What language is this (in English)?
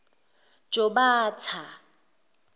Zulu